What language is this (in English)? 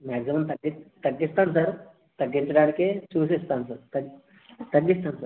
Telugu